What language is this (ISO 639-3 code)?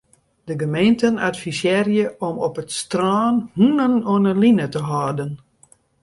fry